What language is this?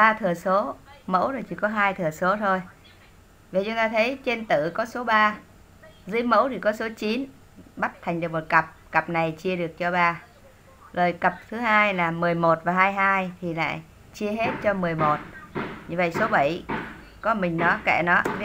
Vietnamese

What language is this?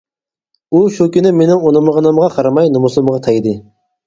Uyghur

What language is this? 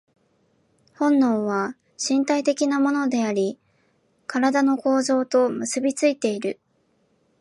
Japanese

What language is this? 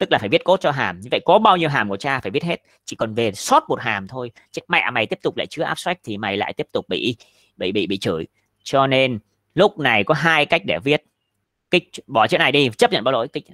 Vietnamese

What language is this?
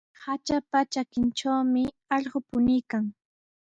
Sihuas Ancash Quechua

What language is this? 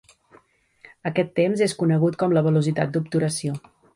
Catalan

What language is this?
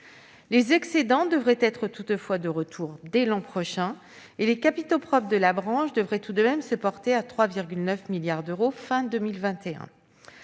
French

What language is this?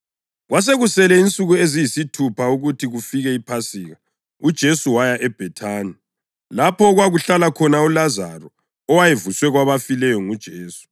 North Ndebele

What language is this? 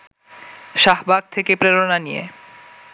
Bangla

